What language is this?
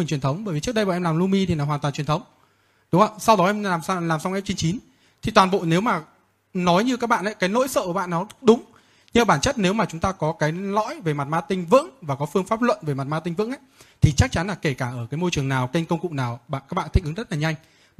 Vietnamese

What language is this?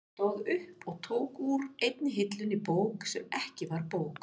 Icelandic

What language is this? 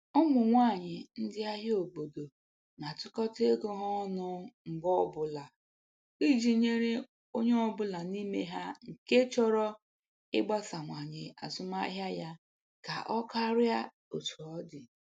Igbo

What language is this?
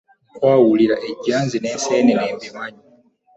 Ganda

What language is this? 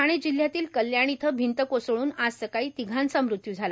Marathi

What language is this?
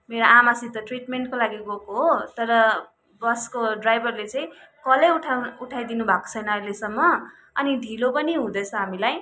Nepali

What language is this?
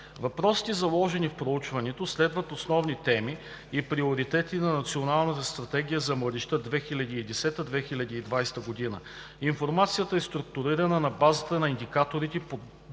Bulgarian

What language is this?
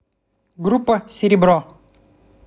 Russian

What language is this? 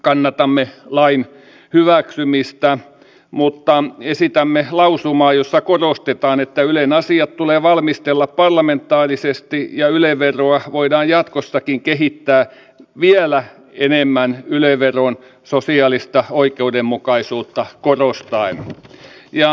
Finnish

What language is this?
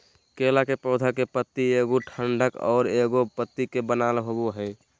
Magahi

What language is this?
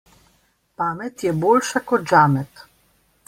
Slovenian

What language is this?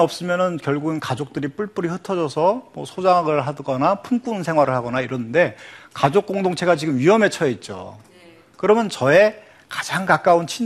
Korean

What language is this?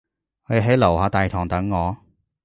Cantonese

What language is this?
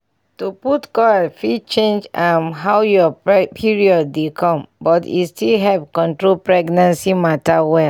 Nigerian Pidgin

